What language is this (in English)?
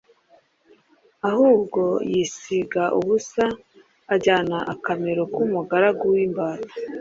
Kinyarwanda